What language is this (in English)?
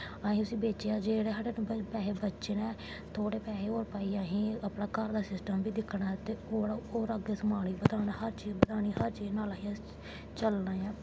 Dogri